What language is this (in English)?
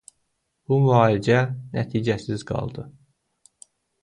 Azerbaijani